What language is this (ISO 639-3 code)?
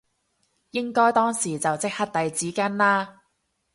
yue